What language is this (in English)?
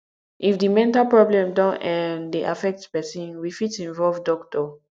Nigerian Pidgin